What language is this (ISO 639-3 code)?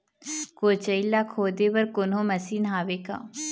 hne